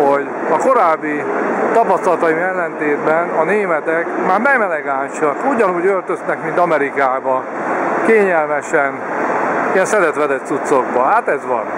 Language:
Hungarian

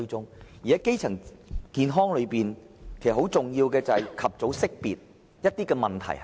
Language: Cantonese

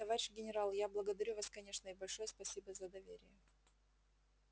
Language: Russian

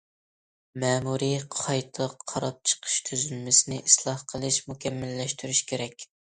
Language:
Uyghur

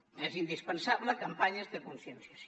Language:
Catalan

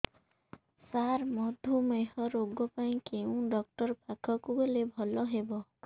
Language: Odia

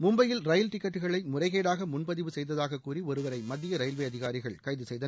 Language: Tamil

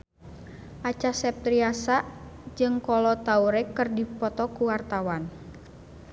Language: Sundanese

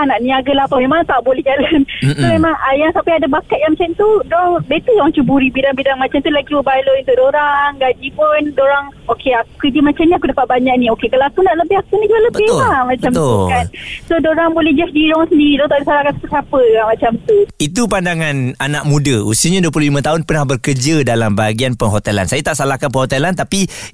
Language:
Malay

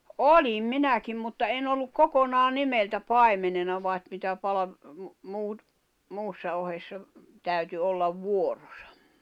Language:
Finnish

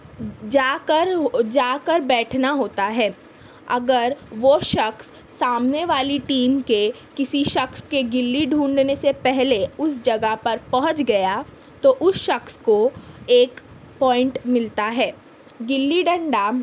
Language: Urdu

